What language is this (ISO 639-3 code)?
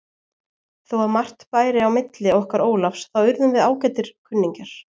isl